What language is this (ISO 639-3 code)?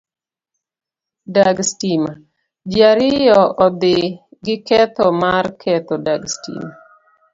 luo